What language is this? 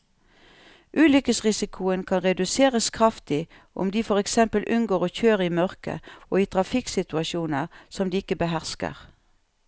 Norwegian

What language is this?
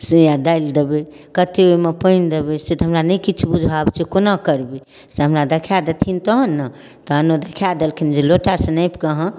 Maithili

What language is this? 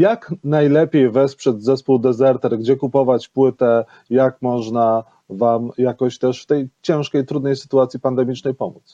Polish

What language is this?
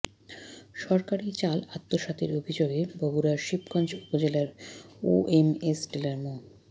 Bangla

